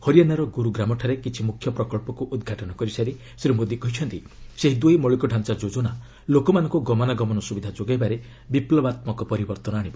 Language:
Odia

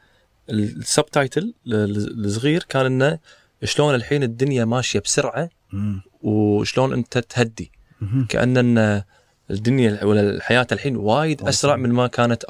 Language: Arabic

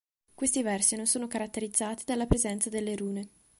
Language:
Italian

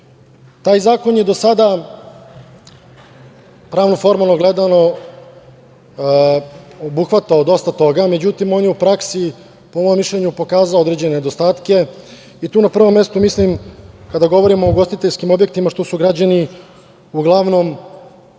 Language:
Serbian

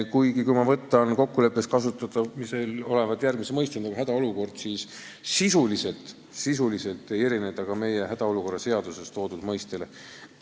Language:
Estonian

